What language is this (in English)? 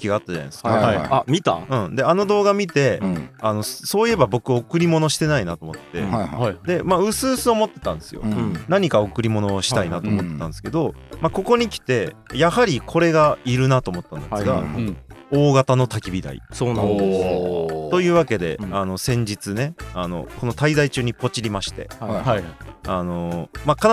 Japanese